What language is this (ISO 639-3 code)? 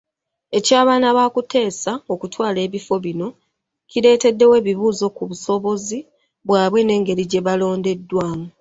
lug